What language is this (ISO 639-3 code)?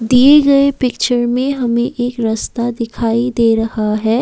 hin